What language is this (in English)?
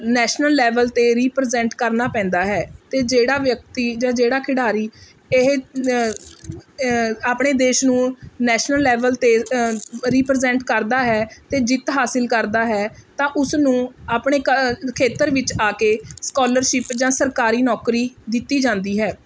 Punjabi